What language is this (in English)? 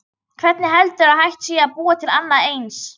Icelandic